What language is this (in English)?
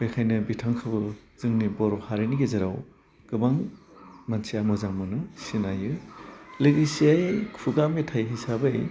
Bodo